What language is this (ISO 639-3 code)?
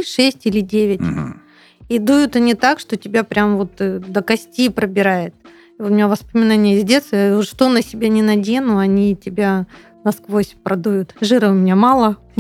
rus